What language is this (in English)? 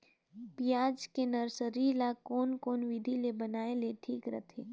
Chhattisgarhi